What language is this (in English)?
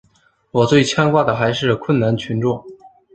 Chinese